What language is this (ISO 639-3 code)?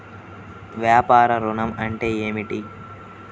tel